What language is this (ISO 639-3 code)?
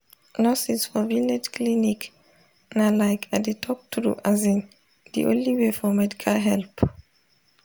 pcm